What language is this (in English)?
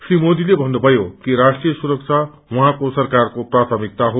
Nepali